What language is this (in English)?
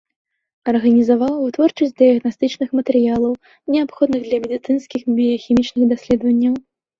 Belarusian